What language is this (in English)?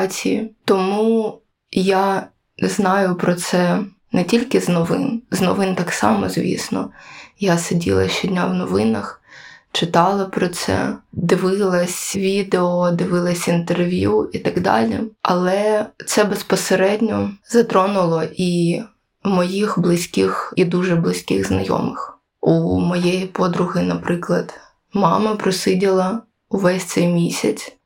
Ukrainian